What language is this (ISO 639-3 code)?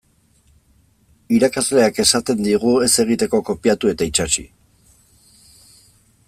eus